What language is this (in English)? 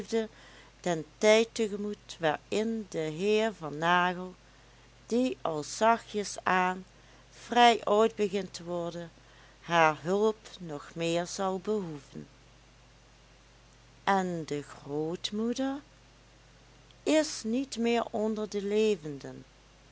Dutch